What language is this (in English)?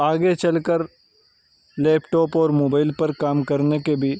Urdu